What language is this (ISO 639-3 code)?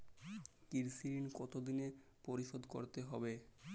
ben